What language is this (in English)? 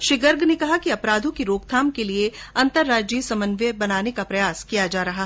Hindi